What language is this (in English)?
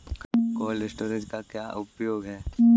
Hindi